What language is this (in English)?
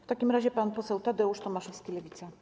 Polish